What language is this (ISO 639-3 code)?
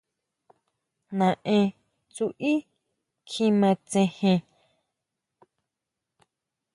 mau